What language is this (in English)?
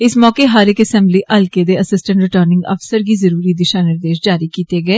Dogri